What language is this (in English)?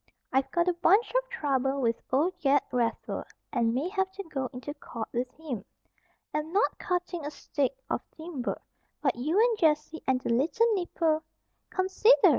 English